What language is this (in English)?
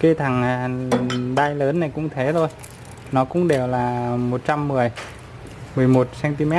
Vietnamese